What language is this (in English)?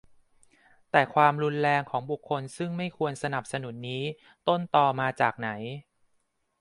Thai